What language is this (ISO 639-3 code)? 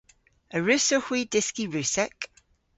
cor